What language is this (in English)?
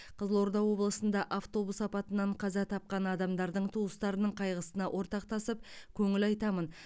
Kazakh